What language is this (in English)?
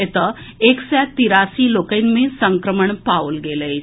Maithili